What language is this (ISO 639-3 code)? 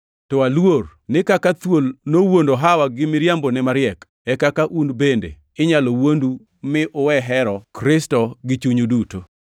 luo